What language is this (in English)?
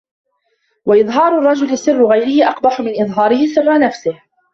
Arabic